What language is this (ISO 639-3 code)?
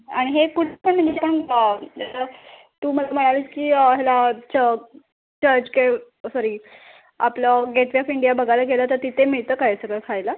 mar